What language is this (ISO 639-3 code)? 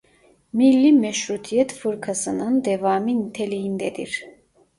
tur